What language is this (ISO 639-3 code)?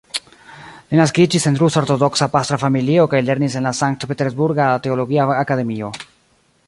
epo